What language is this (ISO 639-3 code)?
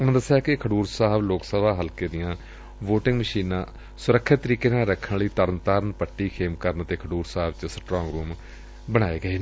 pan